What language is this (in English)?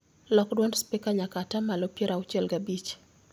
Luo (Kenya and Tanzania)